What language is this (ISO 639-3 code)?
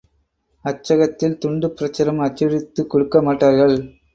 tam